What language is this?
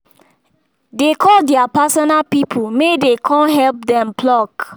Nigerian Pidgin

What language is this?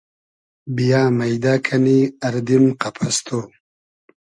Hazaragi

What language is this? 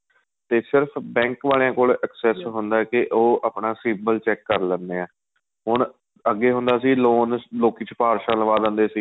Punjabi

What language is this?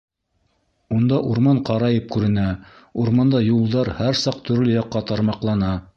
Bashkir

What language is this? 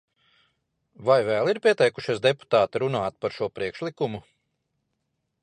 Latvian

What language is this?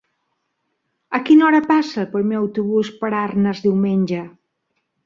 Catalan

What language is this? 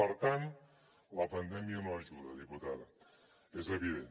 Catalan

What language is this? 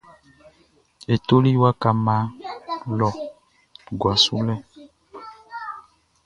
Baoulé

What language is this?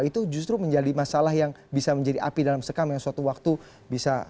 Indonesian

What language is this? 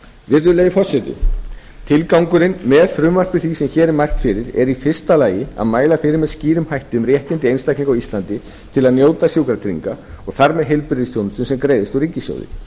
Icelandic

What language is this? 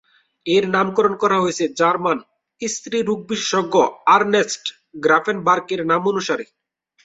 Bangla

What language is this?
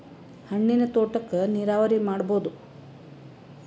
Kannada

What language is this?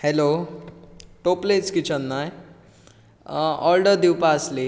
Konkani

